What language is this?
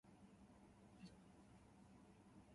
Japanese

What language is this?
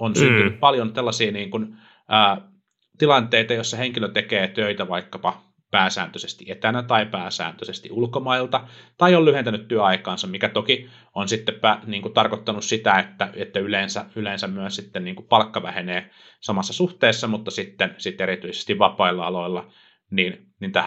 Finnish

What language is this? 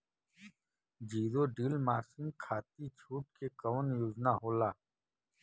Bhojpuri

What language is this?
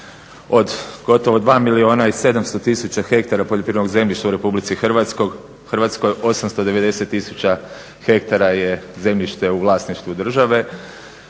Croatian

